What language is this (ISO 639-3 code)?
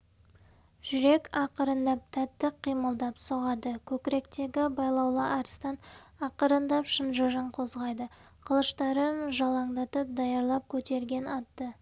kaz